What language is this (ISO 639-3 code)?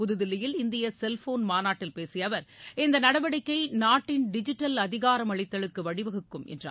tam